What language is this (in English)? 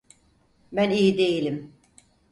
Turkish